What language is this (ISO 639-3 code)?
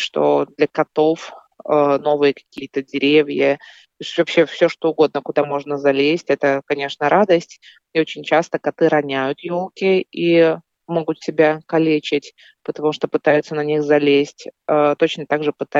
rus